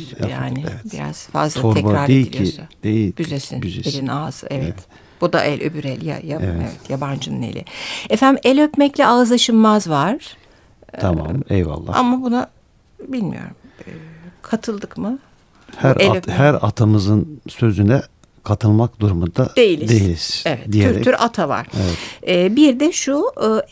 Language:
Turkish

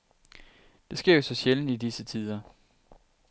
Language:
Danish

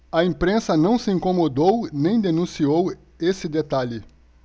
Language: Portuguese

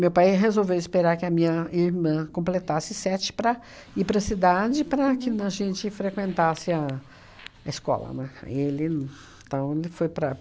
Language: Portuguese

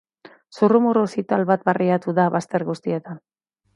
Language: Basque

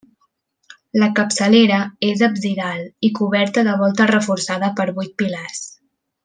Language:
Catalan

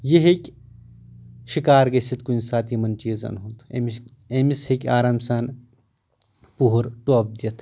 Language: Kashmiri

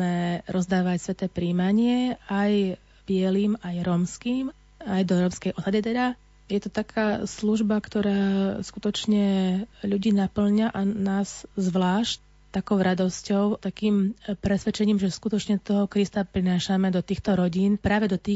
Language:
Slovak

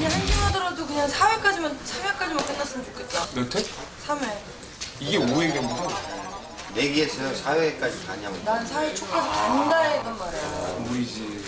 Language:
Korean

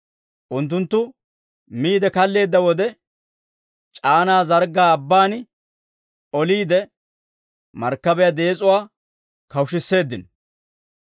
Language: Dawro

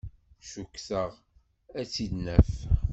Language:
Kabyle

